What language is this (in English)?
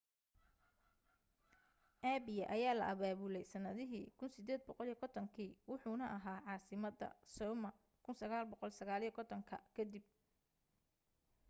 Somali